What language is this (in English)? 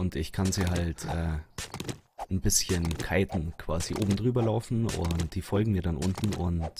German